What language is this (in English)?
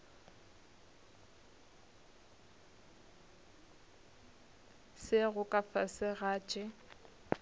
Northern Sotho